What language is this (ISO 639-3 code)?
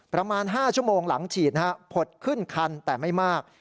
tha